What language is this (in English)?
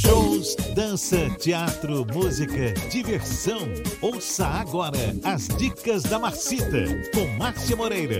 Portuguese